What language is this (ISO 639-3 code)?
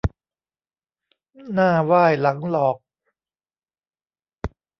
tha